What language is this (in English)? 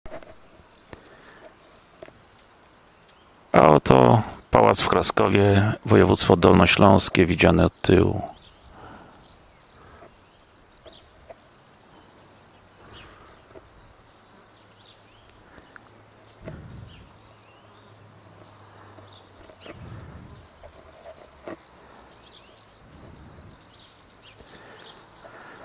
Polish